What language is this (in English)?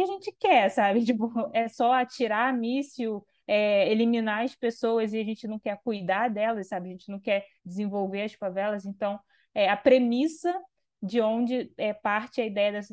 Portuguese